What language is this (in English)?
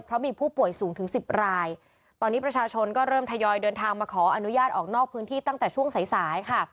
Thai